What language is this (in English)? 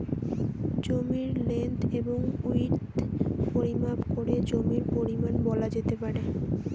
Bangla